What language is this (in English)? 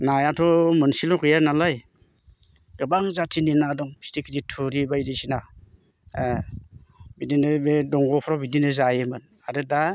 Bodo